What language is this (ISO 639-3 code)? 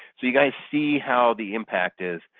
eng